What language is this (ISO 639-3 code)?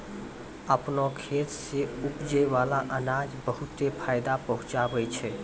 mai